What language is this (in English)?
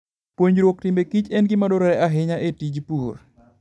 Luo (Kenya and Tanzania)